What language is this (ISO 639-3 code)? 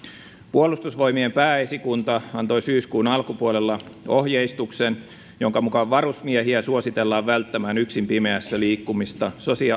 fin